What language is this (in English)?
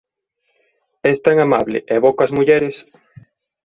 Galician